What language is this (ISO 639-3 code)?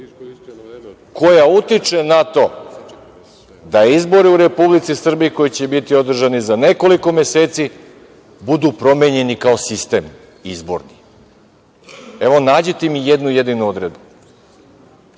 srp